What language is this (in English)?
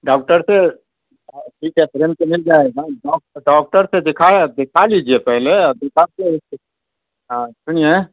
Urdu